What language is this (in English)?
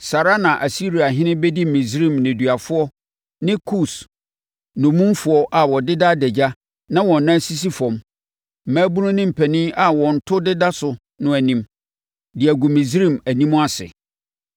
Akan